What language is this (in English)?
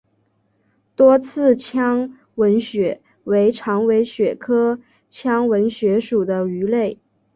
Chinese